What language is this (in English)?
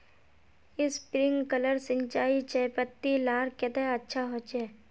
Magahi